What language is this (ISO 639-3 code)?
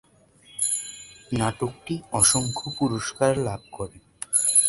ben